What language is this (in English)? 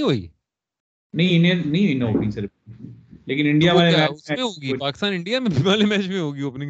Urdu